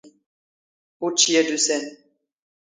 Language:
Standard Moroccan Tamazight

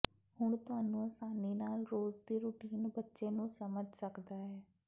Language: Punjabi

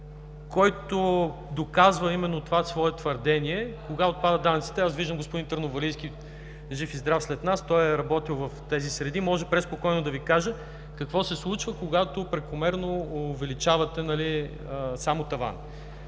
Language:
Bulgarian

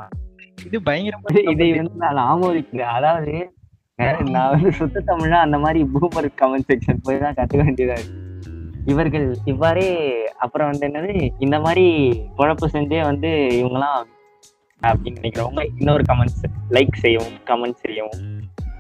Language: Tamil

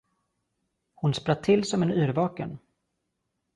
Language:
Swedish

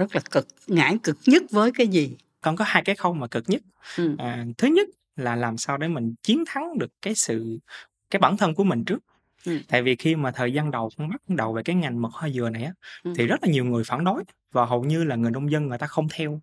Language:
Vietnamese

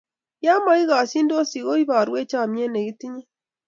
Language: Kalenjin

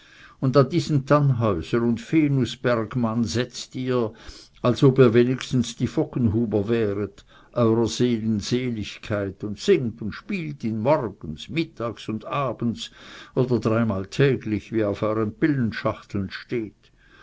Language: German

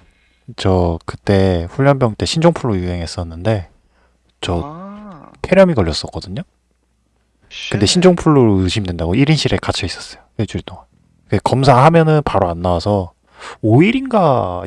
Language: Korean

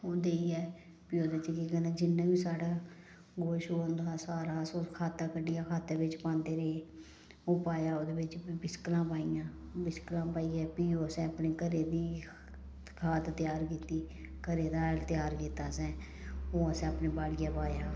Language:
Dogri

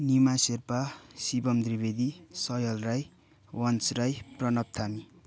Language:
Nepali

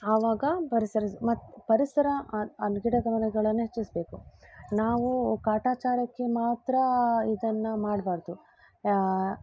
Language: Kannada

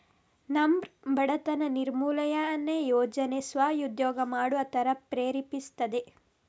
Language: Kannada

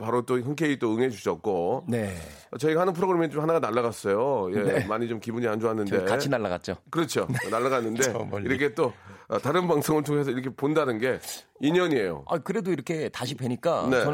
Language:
Korean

